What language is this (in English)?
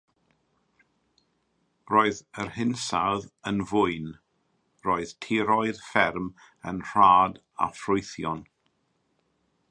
Welsh